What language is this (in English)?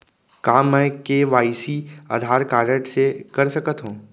Chhattisgarhi